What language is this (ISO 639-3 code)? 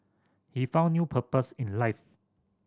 eng